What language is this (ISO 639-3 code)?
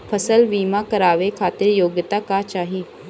bho